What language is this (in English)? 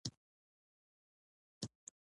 Pashto